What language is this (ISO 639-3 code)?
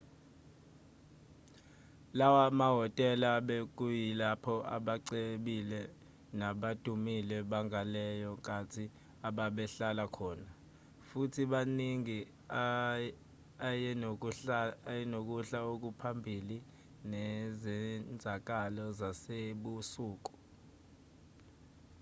zul